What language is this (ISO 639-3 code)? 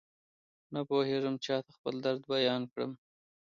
pus